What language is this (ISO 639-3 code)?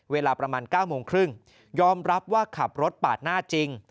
tha